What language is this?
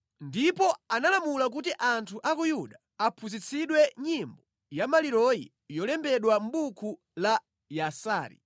Nyanja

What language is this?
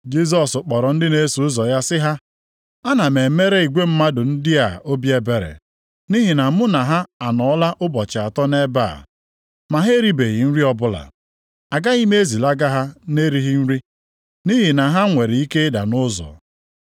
Igbo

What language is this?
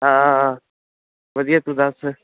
Punjabi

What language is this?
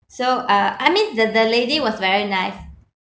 English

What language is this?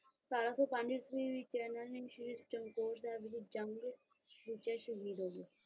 Punjabi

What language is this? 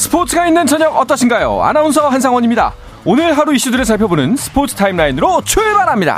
Korean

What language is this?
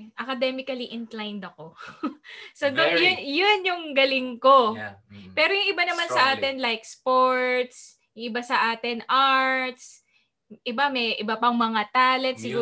Filipino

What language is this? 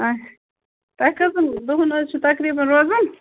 Kashmiri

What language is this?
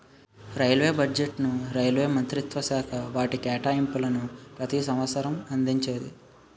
Telugu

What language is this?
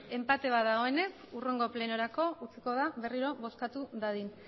Basque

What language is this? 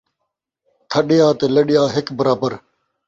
Saraiki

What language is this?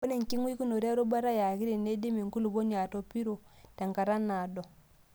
Masai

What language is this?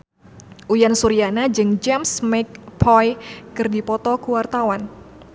Sundanese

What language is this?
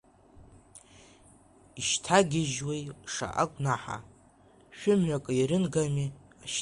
Abkhazian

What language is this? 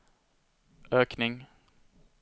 Swedish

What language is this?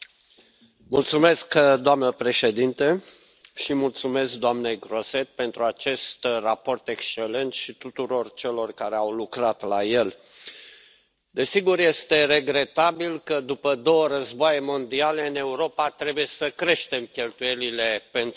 Romanian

